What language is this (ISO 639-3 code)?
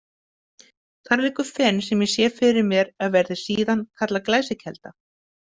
isl